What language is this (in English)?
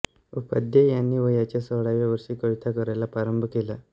Marathi